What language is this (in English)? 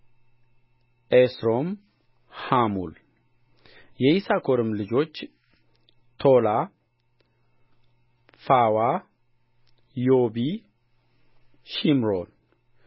Amharic